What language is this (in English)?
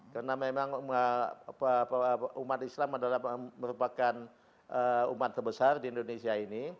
Indonesian